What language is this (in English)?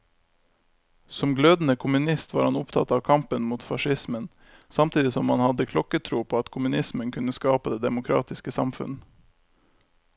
Norwegian